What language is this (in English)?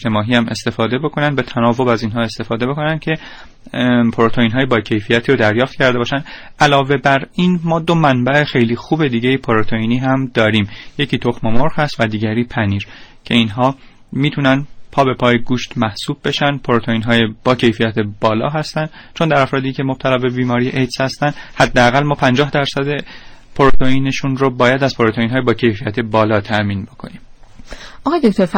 Persian